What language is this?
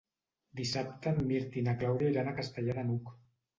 Catalan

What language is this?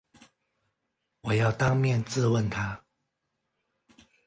Chinese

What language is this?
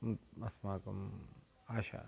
Sanskrit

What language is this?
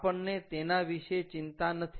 Gujarati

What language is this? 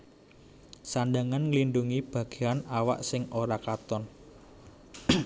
Javanese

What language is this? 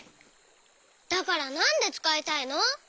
Japanese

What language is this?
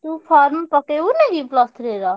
Odia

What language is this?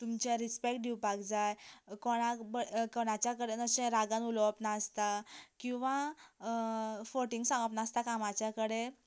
Konkani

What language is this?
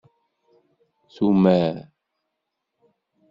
Kabyle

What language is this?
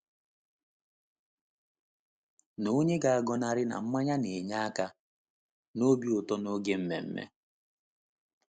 Igbo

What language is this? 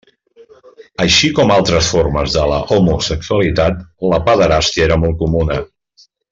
Catalan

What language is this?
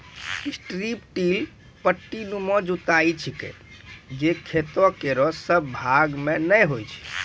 Maithili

